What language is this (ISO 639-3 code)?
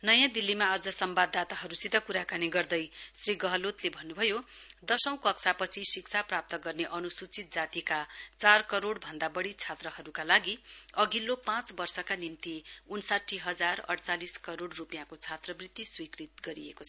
nep